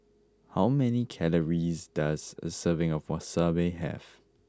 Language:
English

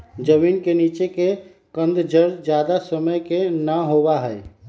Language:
Magahi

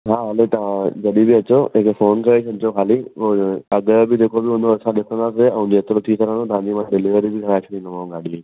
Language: Sindhi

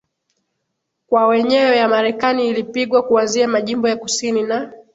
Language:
Swahili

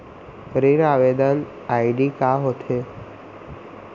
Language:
Chhattisgarhi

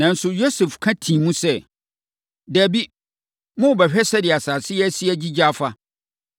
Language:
Akan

